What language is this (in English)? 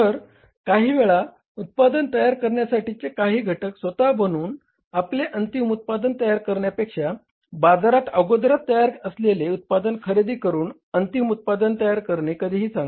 Marathi